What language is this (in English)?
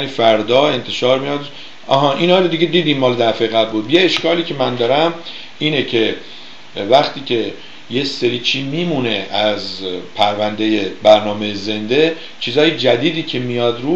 Persian